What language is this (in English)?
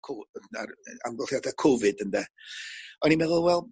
Welsh